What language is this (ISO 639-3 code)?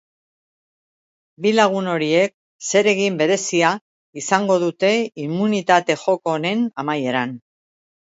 eus